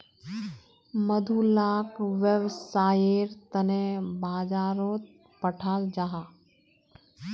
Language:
Magahi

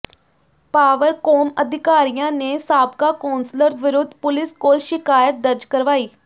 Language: Punjabi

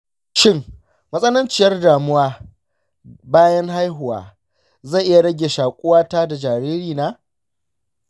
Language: Hausa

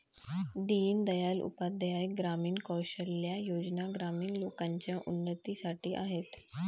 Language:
Marathi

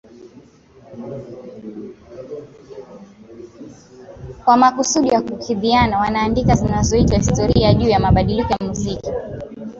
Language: Swahili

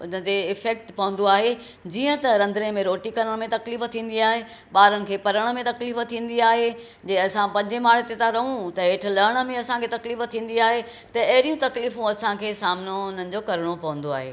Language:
Sindhi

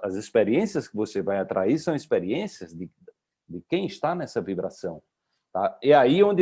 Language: Portuguese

